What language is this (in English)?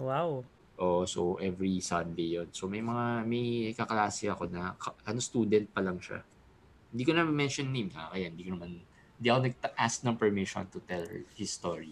Filipino